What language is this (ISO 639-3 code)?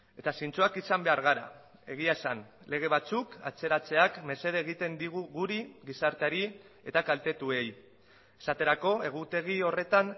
eus